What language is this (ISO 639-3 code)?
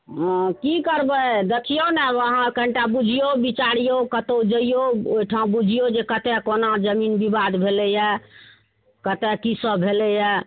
mai